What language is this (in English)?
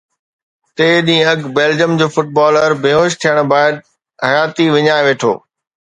Sindhi